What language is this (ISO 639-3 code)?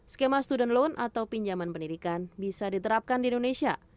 ind